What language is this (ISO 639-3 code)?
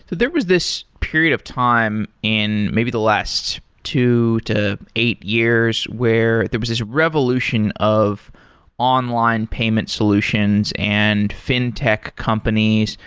eng